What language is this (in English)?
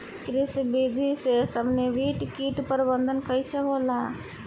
Bhojpuri